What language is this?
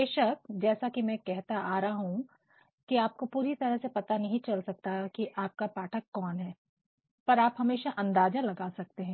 Hindi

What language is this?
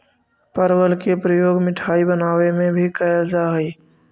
Magahi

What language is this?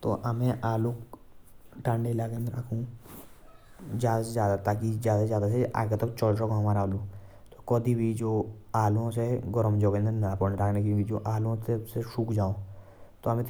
Jaunsari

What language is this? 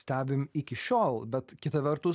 Lithuanian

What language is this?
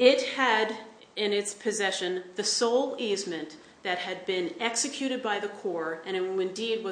English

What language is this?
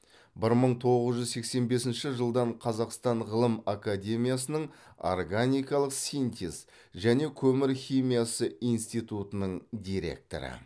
Kazakh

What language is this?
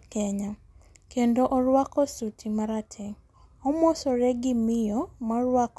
Luo (Kenya and Tanzania)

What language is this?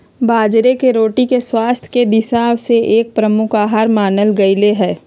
Magahi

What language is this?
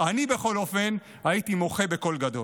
Hebrew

